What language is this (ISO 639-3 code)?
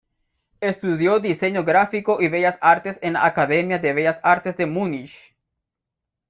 spa